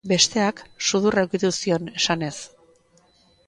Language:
Basque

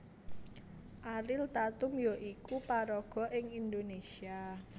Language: Javanese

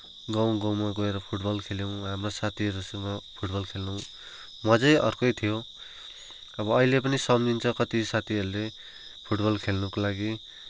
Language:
Nepali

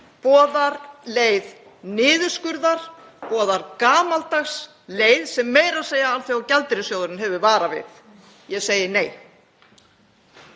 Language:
Icelandic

